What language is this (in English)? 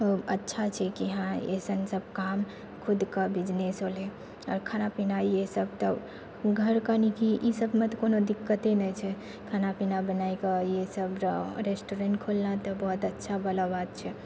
Maithili